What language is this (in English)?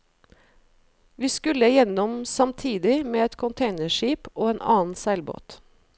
Norwegian